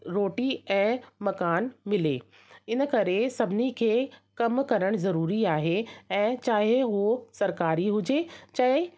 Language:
Sindhi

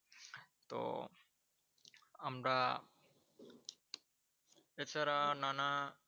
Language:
Bangla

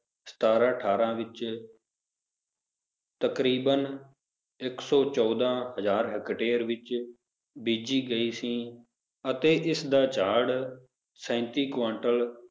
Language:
Punjabi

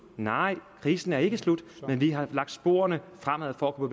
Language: Danish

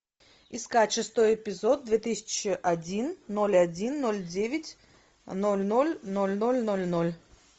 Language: Russian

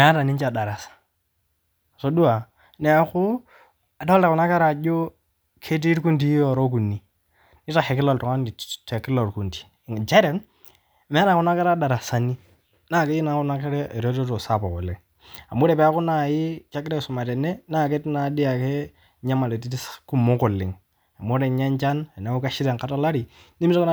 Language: Masai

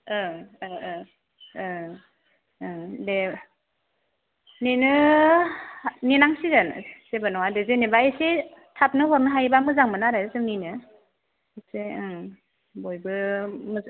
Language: Bodo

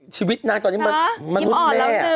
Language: Thai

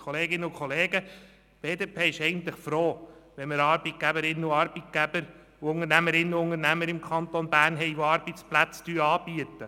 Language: Swiss German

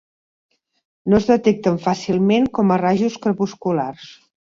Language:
Catalan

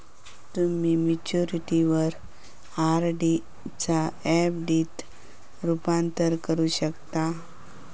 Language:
Marathi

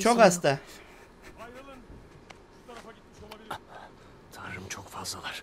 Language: Turkish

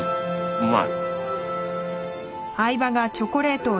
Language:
Japanese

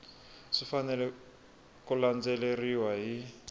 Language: Tsonga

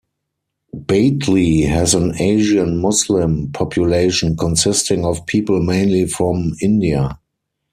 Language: English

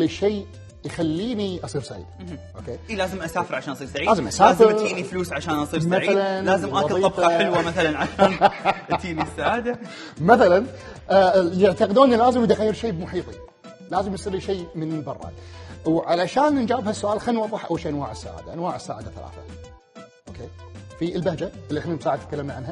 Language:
Arabic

